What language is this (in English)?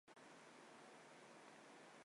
Chinese